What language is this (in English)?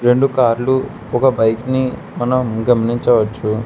Telugu